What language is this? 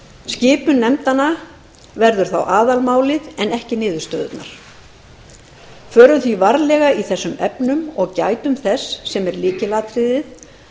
Icelandic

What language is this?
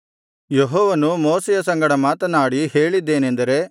Kannada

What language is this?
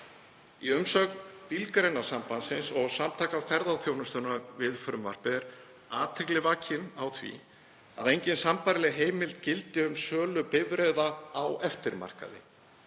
Icelandic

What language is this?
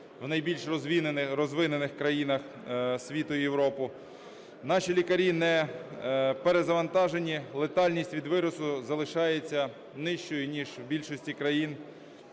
Ukrainian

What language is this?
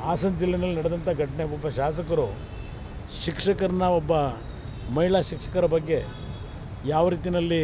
Kannada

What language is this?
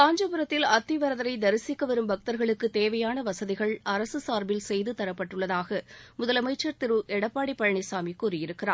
Tamil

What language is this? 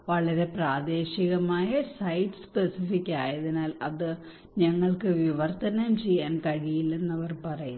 Malayalam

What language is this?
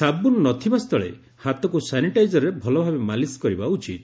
Odia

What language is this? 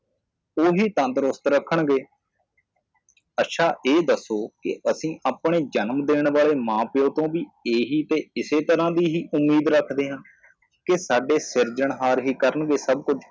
Punjabi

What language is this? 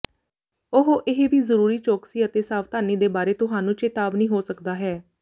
Punjabi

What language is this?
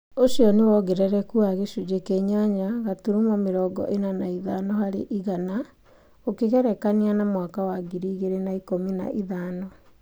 Kikuyu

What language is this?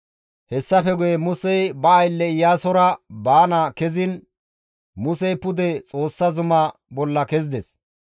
Gamo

